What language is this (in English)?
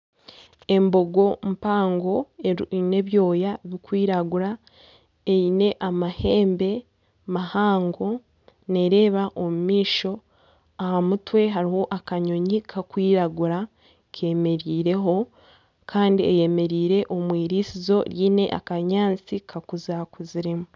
Nyankole